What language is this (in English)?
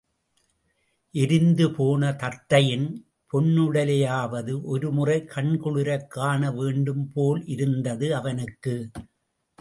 Tamil